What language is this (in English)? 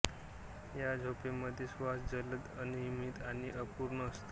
Marathi